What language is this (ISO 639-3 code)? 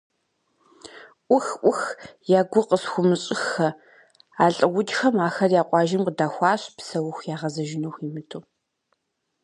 kbd